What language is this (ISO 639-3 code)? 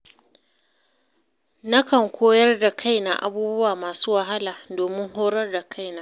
hau